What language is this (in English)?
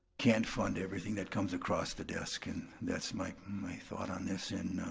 English